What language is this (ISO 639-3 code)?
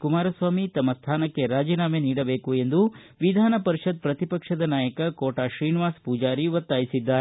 kan